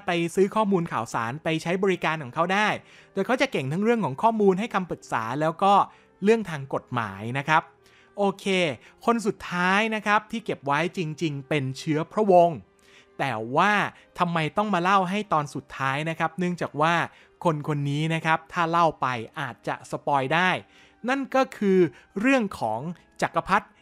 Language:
Thai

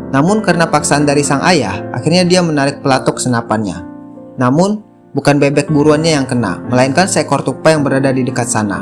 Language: Indonesian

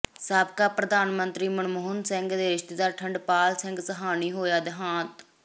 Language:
Punjabi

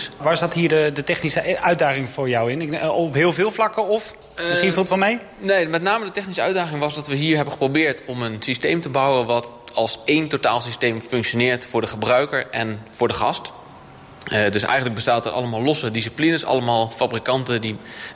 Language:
Dutch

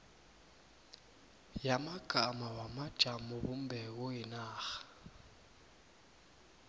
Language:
South Ndebele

